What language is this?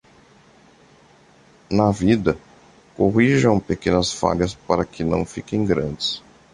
Portuguese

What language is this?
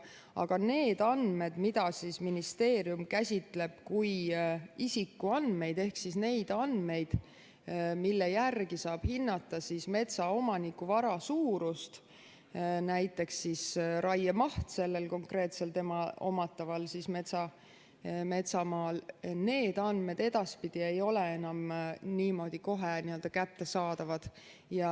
Estonian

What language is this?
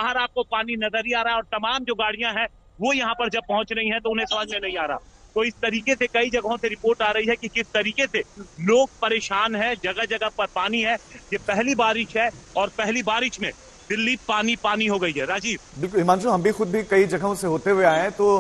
Hindi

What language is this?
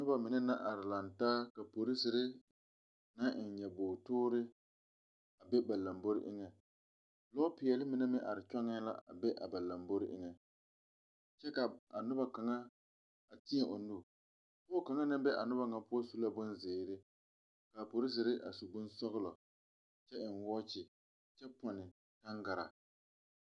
Southern Dagaare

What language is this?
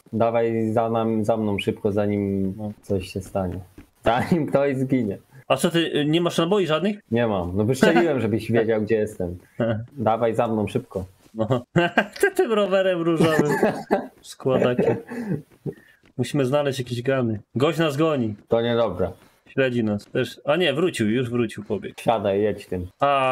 Polish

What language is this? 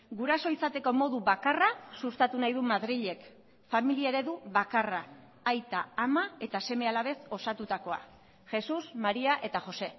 Basque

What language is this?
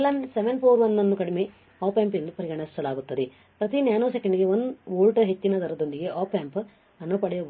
Kannada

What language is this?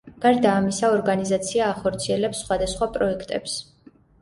Georgian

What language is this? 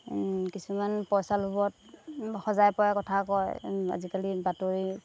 Assamese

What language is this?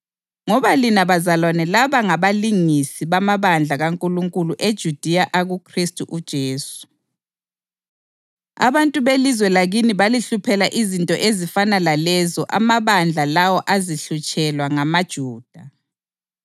North Ndebele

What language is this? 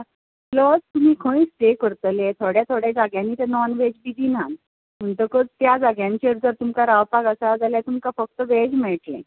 Konkani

